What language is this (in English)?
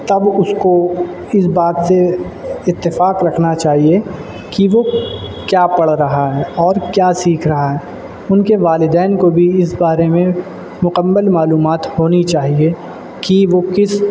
Urdu